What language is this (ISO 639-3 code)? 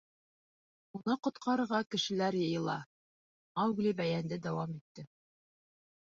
bak